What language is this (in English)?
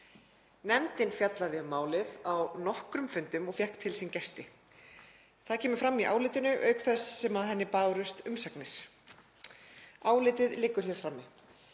Icelandic